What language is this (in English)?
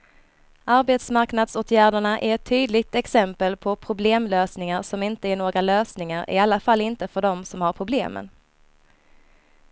Swedish